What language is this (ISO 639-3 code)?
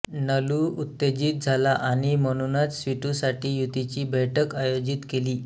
mar